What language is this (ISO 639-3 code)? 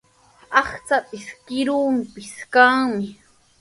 qws